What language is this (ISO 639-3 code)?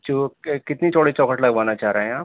urd